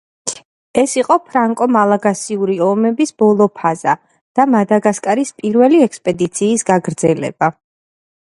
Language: Georgian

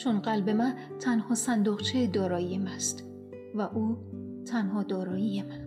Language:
Persian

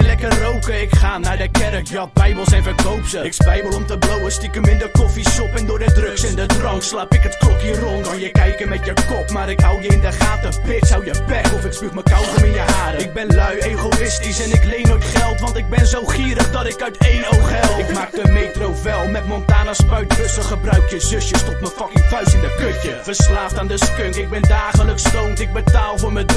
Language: Dutch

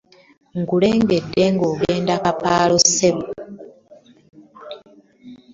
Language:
Ganda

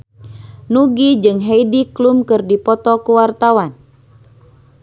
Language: Sundanese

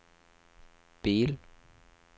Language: Norwegian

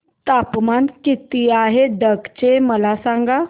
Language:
Marathi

